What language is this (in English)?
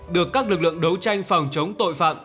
Vietnamese